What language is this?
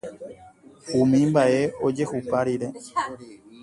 Guarani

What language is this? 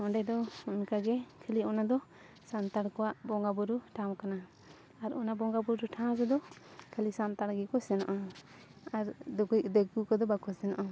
Santali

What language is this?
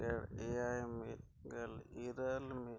Santali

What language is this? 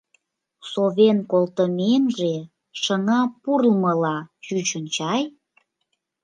Mari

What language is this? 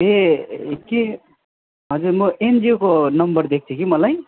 Nepali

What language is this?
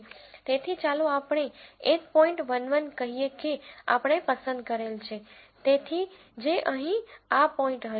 Gujarati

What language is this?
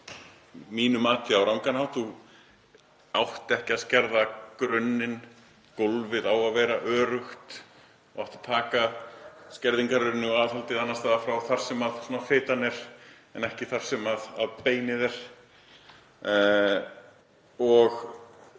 Icelandic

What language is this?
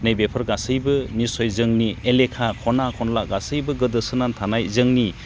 Bodo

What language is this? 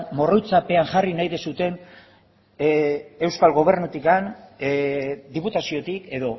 Basque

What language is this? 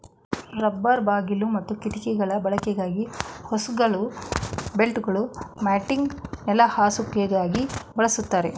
Kannada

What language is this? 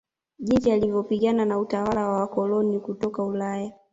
Swahili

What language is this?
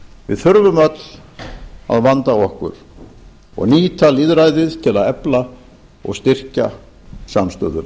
Icelandic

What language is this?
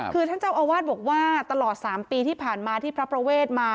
Thai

